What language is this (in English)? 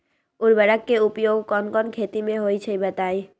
Magahi